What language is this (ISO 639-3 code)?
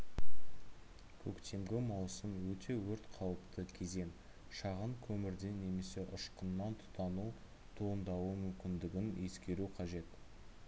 kaz